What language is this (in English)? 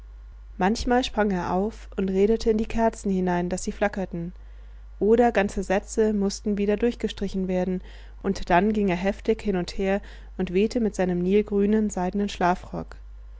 German